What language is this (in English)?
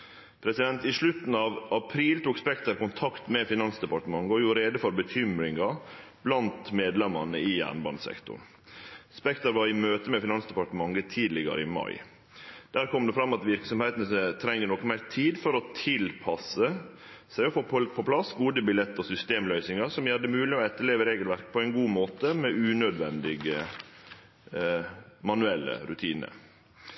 Norwegian Nynorsk